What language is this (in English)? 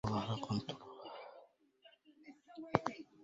Arabic